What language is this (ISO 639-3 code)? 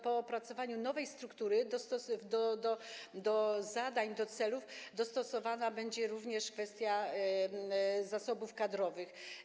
pol